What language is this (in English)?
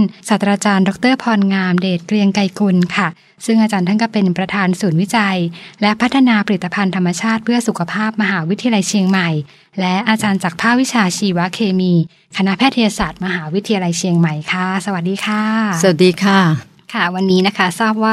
Thai